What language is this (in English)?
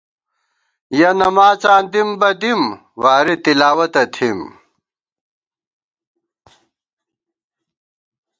Gawar-Bati